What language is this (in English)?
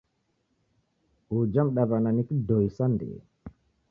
Taita